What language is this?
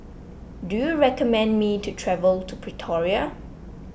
English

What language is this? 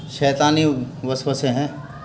Urdu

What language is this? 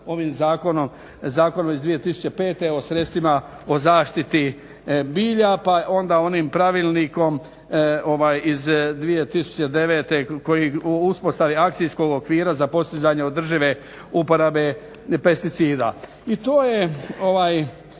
Croatian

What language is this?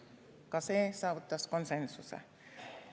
Estonian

